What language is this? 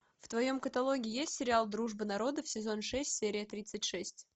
Russian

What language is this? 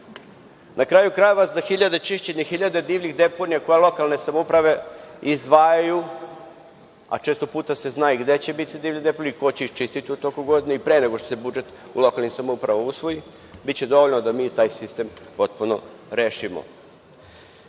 Serbian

